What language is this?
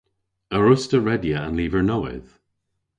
Cornish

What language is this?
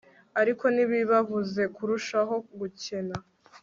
Kinyarwanda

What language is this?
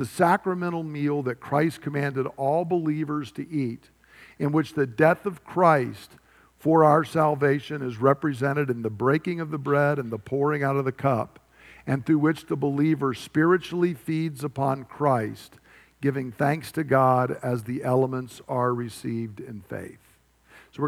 English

